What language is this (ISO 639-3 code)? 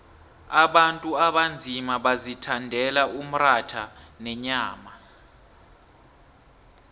nbl